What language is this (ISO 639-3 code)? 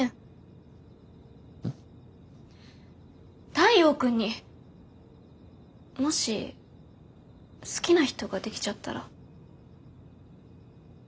jpn